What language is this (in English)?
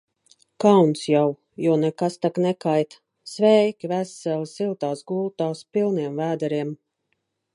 Latvian